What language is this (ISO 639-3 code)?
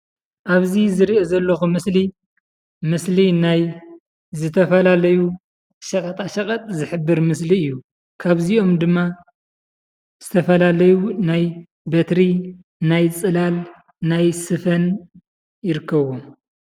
tir